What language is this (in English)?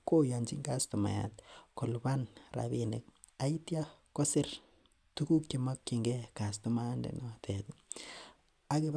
Kalenjin